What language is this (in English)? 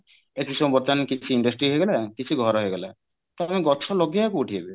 Odia